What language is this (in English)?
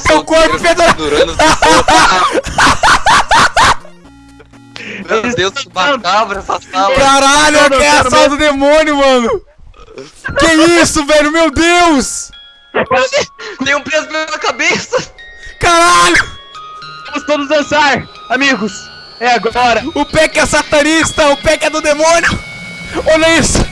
Portuguese